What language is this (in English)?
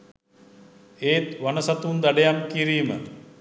Sinhala